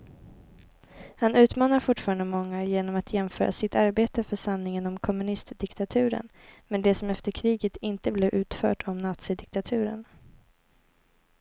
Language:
Swedish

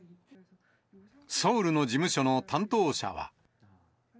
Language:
Japanese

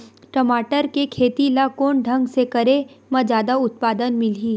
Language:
Chhattisgarhi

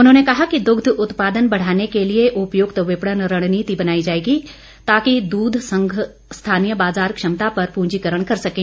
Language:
Hindi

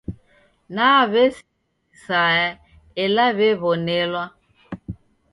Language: Taita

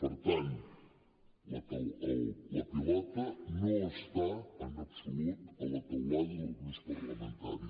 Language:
Catalan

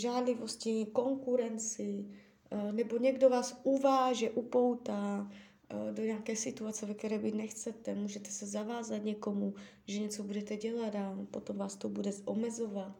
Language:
Czech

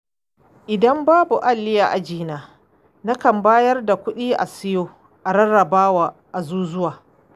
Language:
Hausa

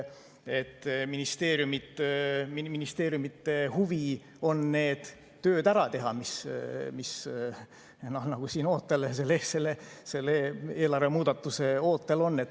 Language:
Estonian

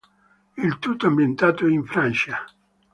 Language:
Italian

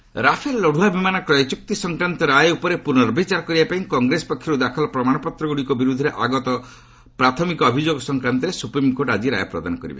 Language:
Odia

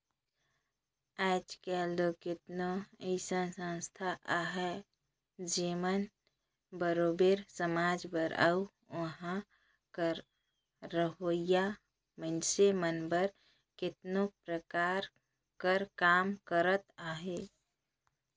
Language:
Chhattisgarhi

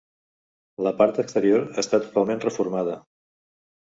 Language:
Catalan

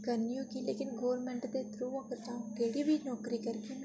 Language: Dogri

